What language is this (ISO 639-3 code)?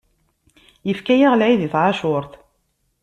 kab